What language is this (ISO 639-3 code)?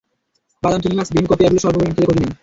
ben